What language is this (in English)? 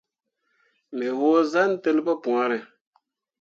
Mundang